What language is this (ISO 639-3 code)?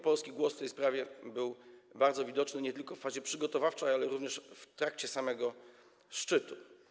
pol